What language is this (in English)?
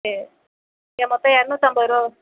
Tamil